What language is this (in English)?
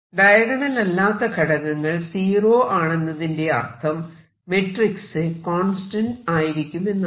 Malayalam